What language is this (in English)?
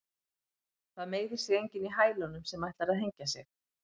Icelandic